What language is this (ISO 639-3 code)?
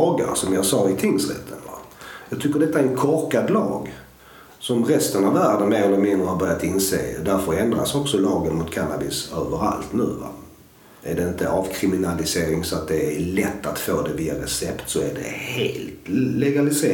swe